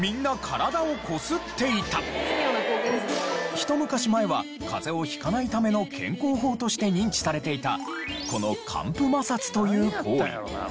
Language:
Japanese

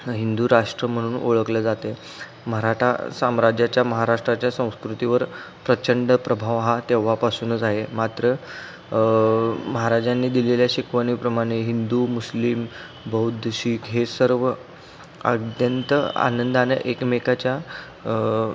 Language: Marathi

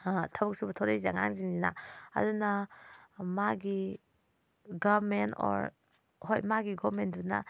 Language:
Manipuri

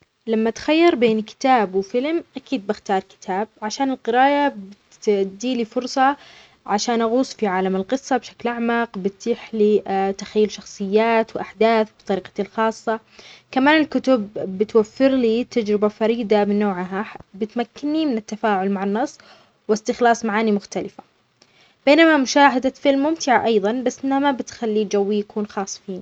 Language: Omani Arabic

